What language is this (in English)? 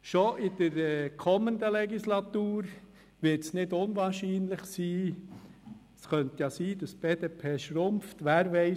Swiss German